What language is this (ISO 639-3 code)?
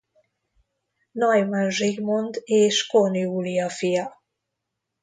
hun